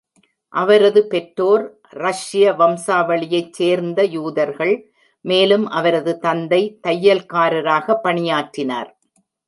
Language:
Tamil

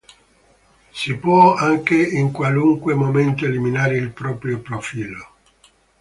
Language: Italian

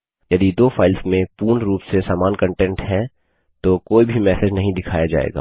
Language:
Hindi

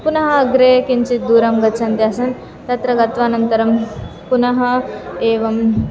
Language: Sanskrit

